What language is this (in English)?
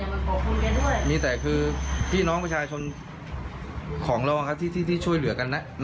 Thai